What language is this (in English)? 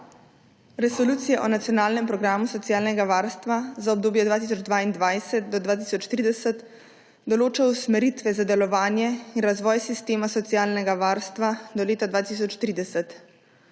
Slovenian